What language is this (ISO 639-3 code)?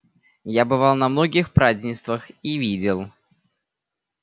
rus